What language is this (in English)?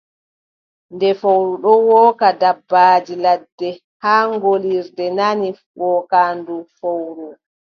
Adamawa Fulfulde